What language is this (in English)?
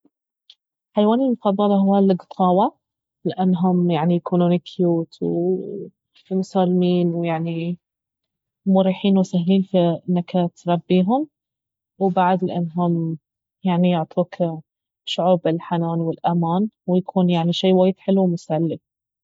Baharna Arabic